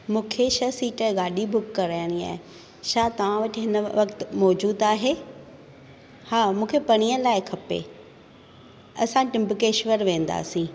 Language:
Sindhi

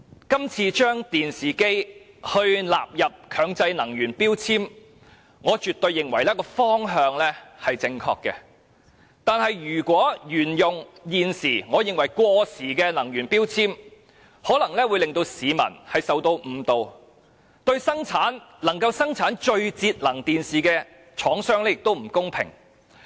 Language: Cantonese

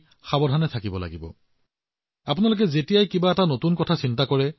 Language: Assamese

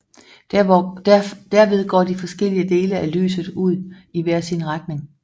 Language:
Danish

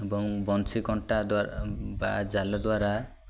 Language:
Odia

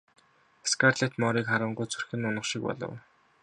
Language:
Mongolian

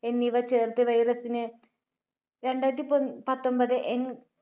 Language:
Malayalam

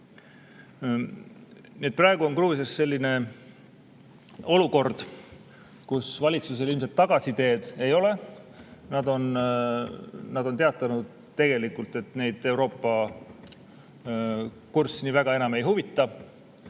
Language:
Estonian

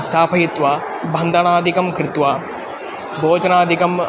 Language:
Sanskrit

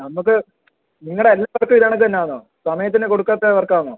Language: Malayalam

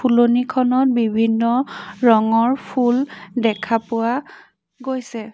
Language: Assamese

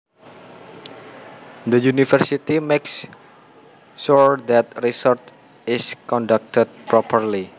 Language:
Javanese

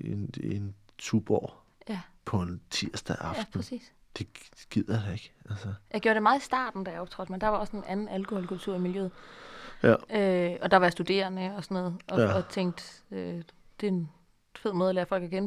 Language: Danish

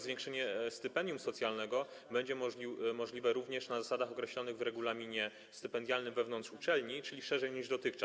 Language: Polish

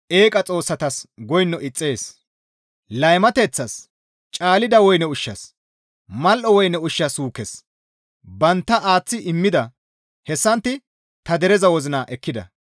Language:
Gamo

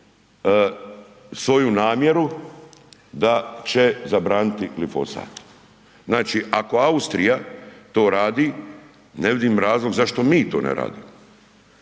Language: Croatian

